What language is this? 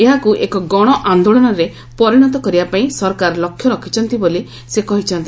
Odia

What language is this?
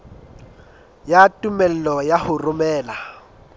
Southern Sotho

